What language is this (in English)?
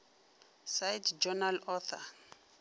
Northern Sotho